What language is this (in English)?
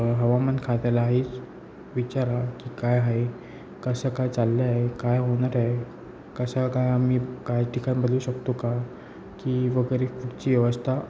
Marathi